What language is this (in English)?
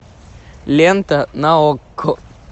Russian